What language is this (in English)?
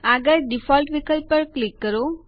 Gujarati